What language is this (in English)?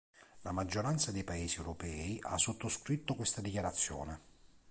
Italian